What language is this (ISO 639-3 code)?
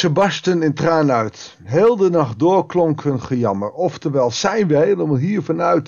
nld